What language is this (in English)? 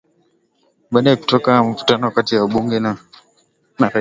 Swahili